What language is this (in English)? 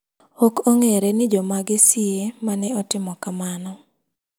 Luo (Kenya and Tanzania)